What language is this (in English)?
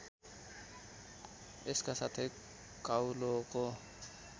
Nepali